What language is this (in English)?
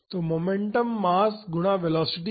Hindi